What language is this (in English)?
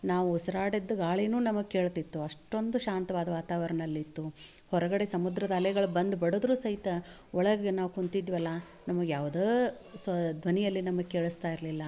Kannada